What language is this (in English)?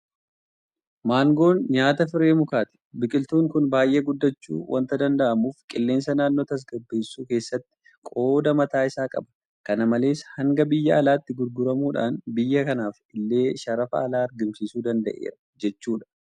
Oromo